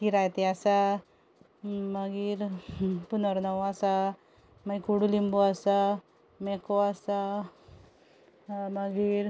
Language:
Konkani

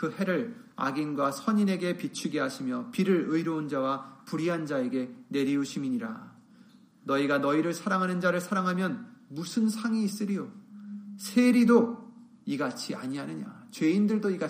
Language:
Korean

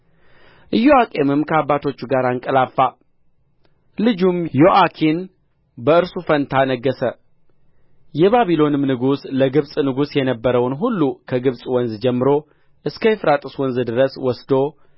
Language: Amharic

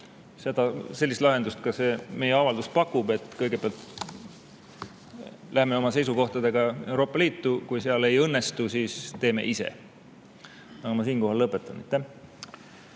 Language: Estonian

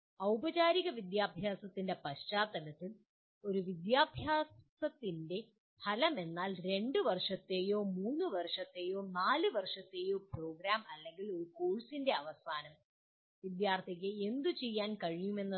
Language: Malayalam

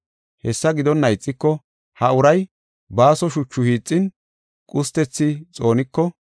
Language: Gofa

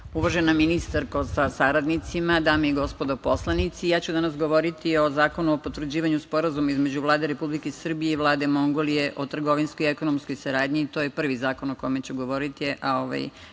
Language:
Serbian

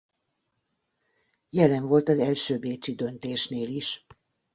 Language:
Hungarian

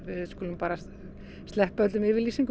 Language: Icelandic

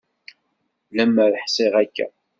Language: Kabyle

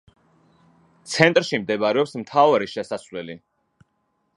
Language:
Georgian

